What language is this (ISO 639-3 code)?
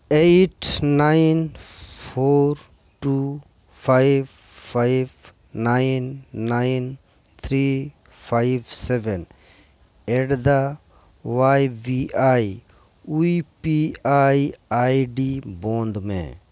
sat